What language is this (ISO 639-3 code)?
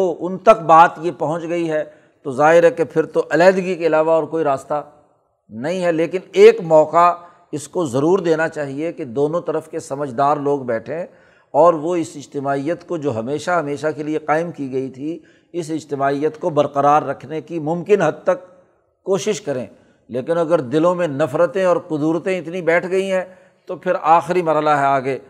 urd